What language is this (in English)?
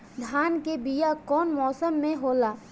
Bhojpuri